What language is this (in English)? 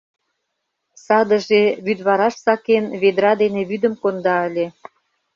Mari